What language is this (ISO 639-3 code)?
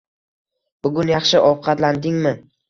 uzb